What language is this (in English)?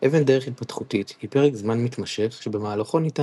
Hebrew